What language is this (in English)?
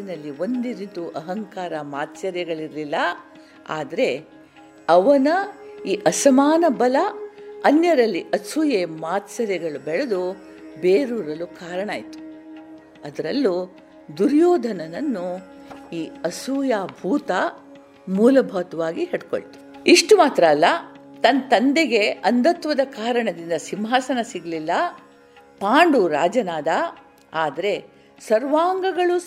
Kannada